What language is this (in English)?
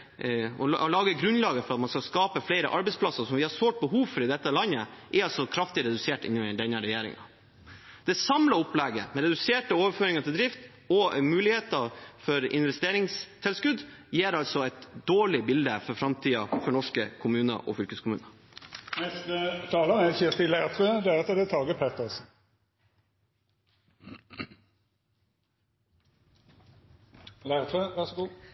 Norwegian Bokmål